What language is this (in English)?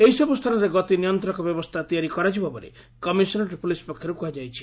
Odia